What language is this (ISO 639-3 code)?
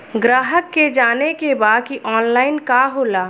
bho